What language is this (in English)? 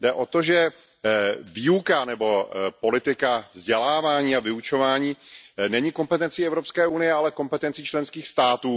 Czech